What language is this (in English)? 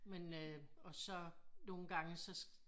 Danish